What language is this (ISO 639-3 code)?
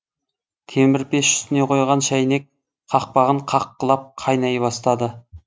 kaz